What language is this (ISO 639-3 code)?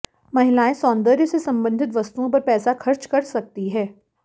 hin